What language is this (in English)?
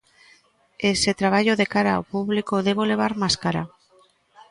Galician